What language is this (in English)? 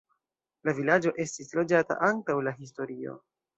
Esperanto